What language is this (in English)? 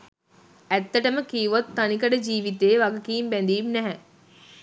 Sinhala